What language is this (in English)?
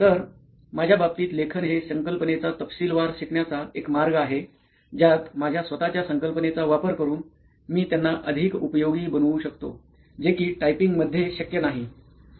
Marathi